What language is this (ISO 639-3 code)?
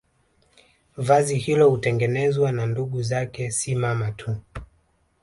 swa